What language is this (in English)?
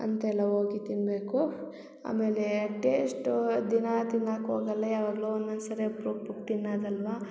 Kannada